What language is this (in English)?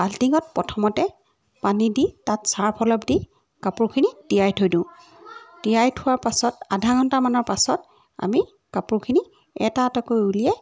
Assamese